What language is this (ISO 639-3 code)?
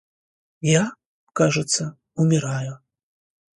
rus